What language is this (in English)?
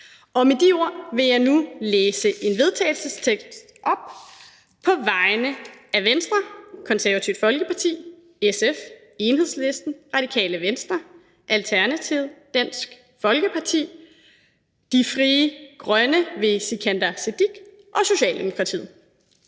Danish